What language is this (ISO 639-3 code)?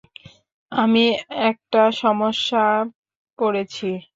ben